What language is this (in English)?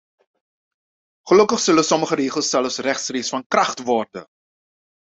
Dutch